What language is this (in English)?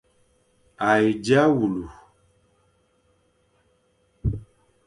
Fang